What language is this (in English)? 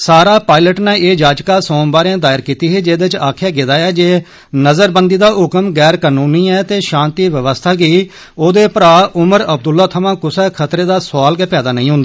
Dogri